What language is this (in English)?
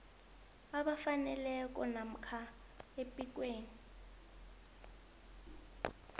South Ndebele